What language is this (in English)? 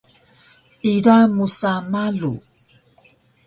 Taroko